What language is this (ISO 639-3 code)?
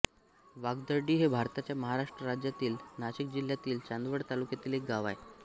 mar